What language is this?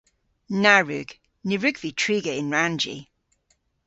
Cornish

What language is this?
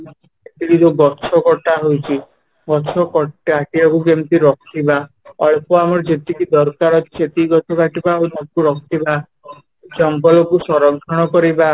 Odia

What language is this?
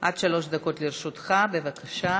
Hebrew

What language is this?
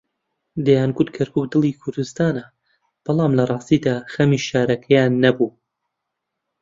Central Kurdish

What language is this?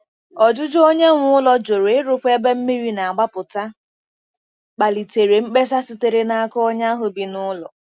Igbo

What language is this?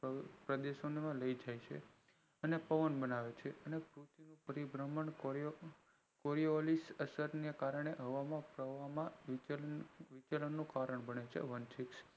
Gujarati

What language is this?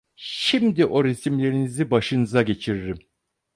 Turkish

